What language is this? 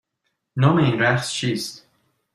Persian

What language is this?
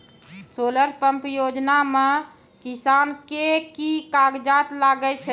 Maithili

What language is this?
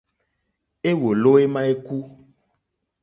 Mokpwe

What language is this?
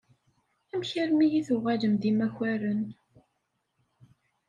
Kabyle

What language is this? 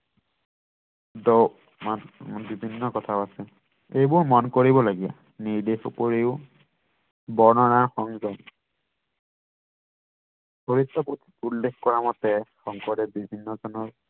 Assamese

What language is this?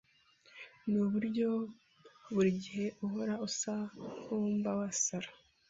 Kinyarwanda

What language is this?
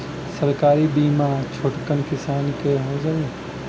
Bhojpuri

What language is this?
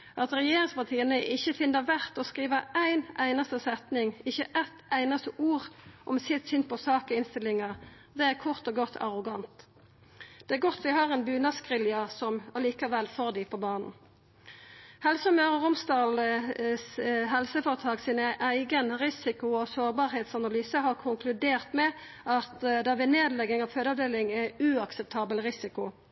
Norwegian Nynorsk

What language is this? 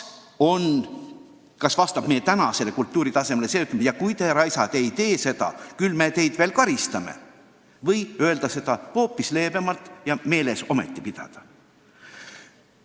Estonian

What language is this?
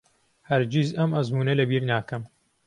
Central Kurdish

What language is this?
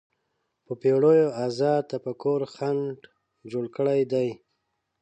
Pashto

